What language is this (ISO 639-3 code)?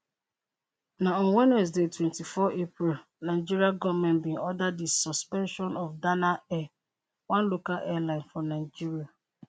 pcm